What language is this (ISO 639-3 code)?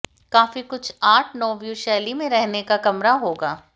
hin